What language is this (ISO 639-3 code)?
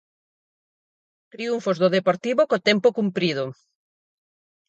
glg